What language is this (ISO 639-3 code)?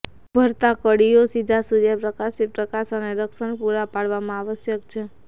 guj